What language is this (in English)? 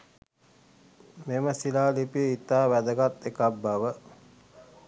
Sinhala